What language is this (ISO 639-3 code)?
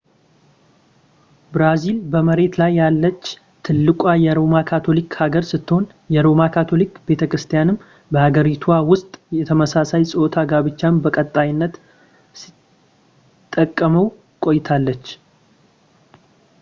amh